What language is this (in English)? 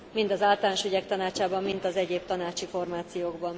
Hungarian